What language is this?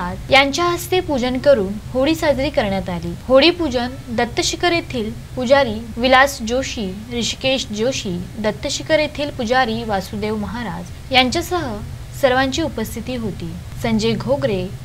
Marathi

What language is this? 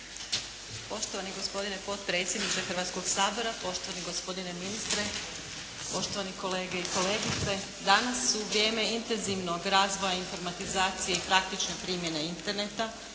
Croatian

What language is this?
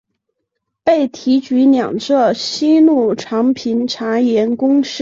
Chinese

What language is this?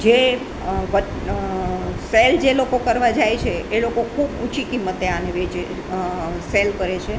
Gujarati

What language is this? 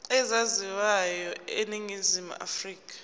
Zulu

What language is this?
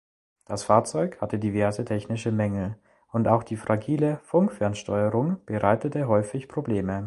German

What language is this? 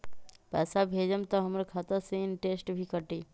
Magahi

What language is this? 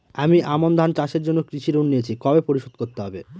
Bangla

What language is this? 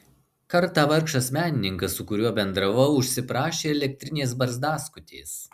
Lithuanian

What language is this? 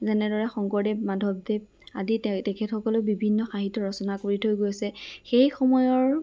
Assamese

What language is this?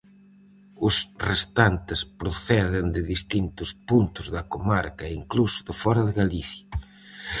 Galician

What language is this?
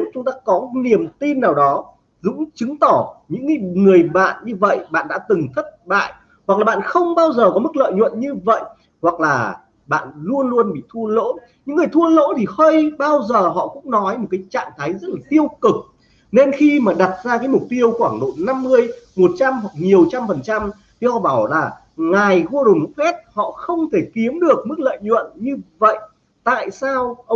Vietnamese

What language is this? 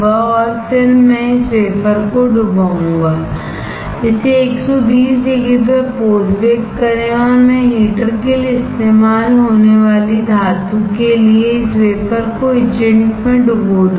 Hindi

